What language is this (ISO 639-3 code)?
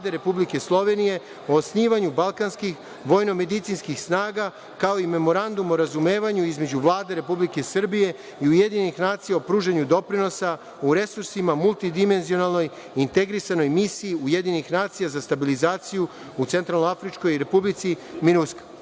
srp